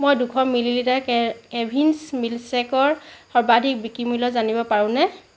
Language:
Assamese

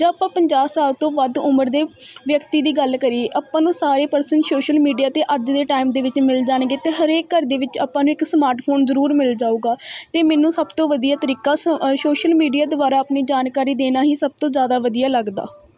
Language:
Punjabi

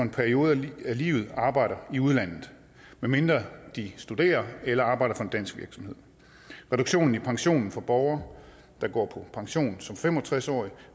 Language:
Danish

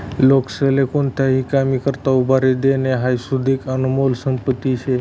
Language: Marathi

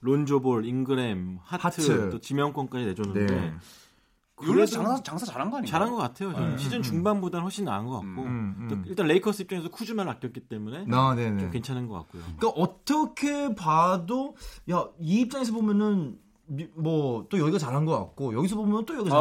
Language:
Korean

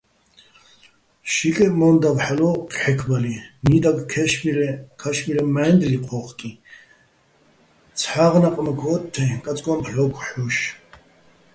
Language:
Bats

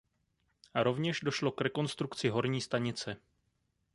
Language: Czech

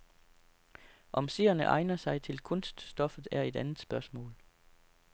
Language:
Danish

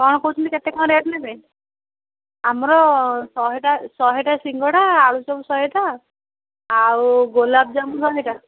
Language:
Odia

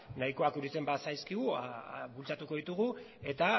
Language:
Basque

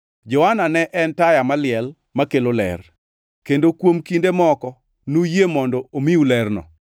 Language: Luo (Kenya and Tanzania)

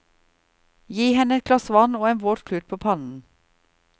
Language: Norwegian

